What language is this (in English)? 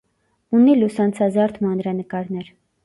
Armenian